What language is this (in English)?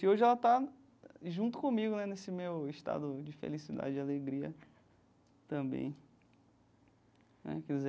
Portuguese